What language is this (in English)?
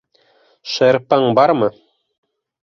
Bashkir